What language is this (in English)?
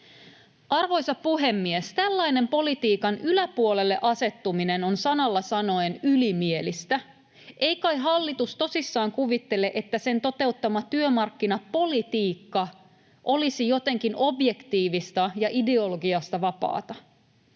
Finnish